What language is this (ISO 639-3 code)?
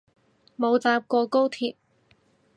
yue